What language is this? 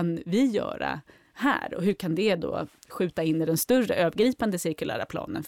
Swedish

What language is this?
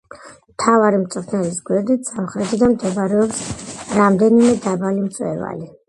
Georgian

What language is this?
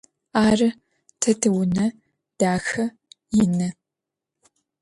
Adyghe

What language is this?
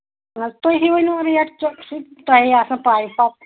Kashmiri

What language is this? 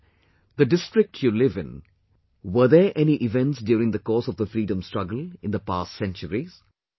English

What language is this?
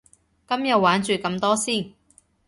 Cantonese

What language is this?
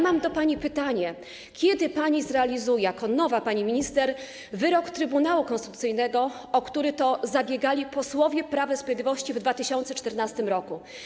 Polish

